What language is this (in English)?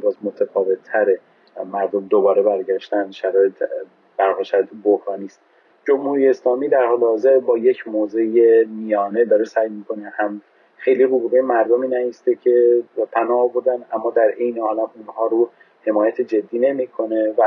Persian